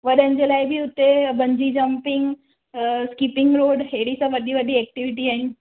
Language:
Sindhi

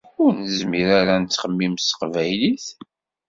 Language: Kabyle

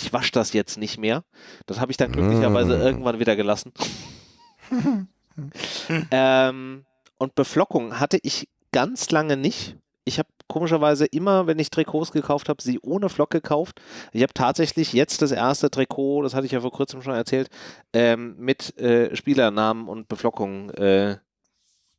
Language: German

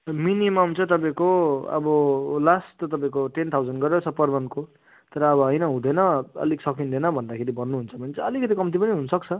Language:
Nepali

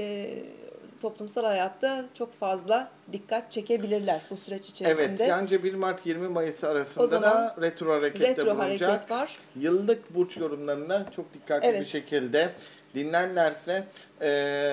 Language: Turkish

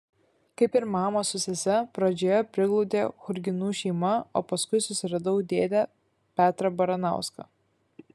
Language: Lithuanian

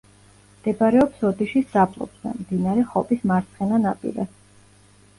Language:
Georgian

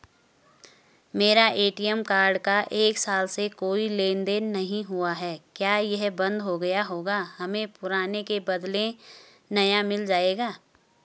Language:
Hindi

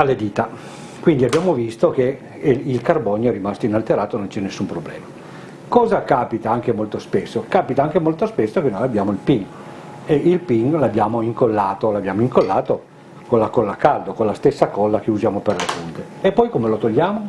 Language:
Italian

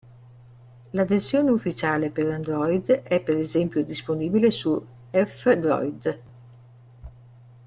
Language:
Italian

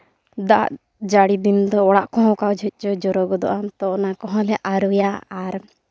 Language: Santali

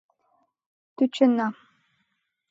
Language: Mari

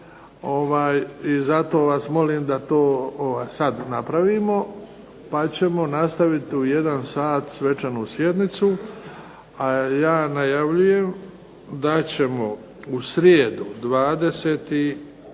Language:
Croatian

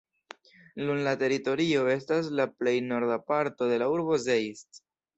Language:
Esperanto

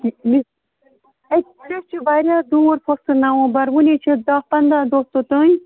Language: Kashmiri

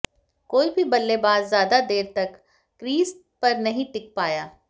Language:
Hindi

